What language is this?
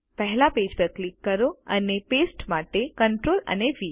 Gujarati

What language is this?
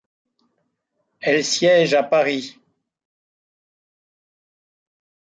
French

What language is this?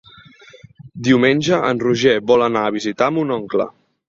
Catalan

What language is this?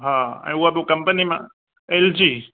Sindhi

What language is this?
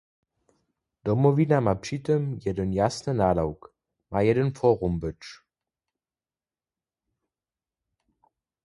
Upper Sorbian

